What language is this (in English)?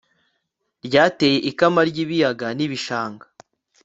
Kinyarwanda